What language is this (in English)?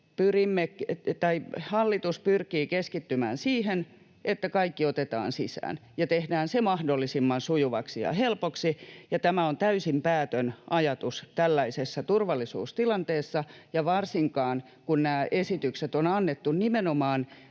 Finnish